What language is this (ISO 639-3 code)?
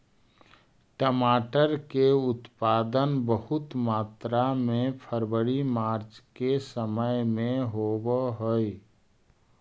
mag